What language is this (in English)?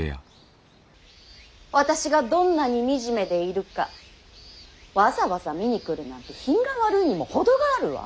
Japanese